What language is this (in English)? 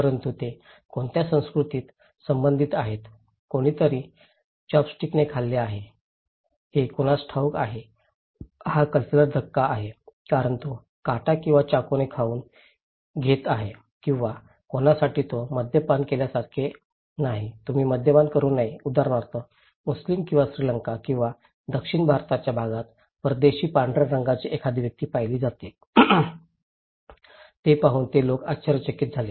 Marathi